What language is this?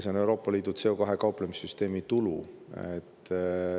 Estonian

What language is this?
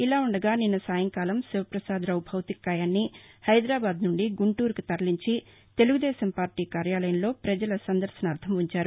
Telugu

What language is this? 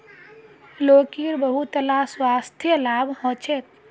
Magahi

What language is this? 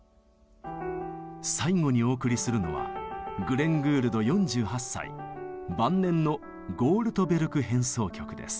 Japanese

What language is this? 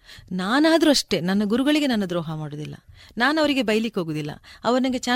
Kannada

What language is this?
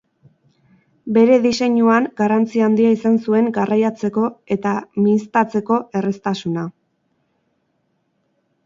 Basque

